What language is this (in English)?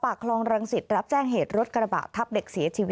Thai